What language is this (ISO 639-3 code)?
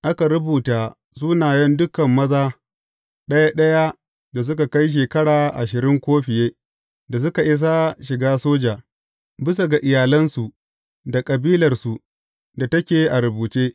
hau